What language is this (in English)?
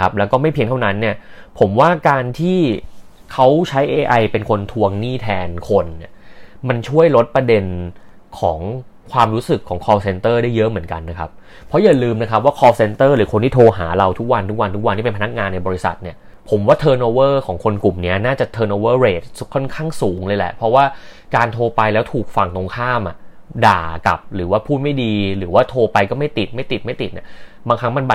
Thai